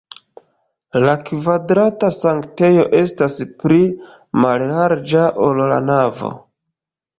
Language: Esperanto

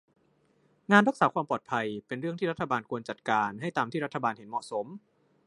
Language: Thai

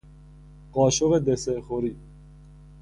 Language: Persian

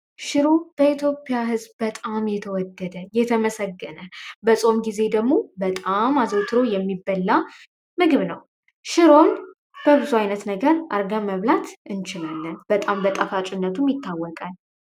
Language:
Amharic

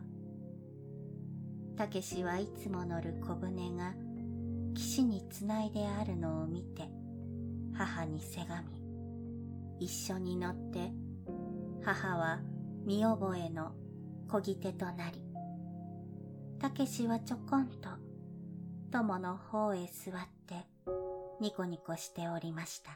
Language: Japanese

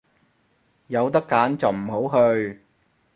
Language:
Cantonese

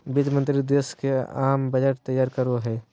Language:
Magahi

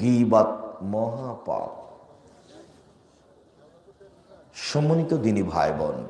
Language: Bangla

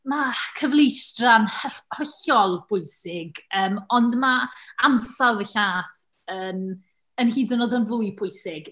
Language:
Welsh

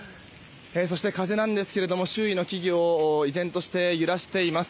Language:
Japanese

